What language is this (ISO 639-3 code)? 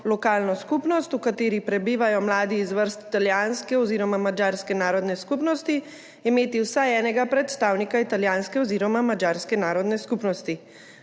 slv